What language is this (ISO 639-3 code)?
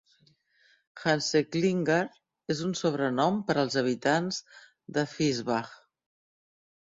cat